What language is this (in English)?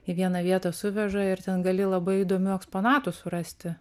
Lithuanian